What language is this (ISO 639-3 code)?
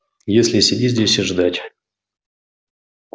rus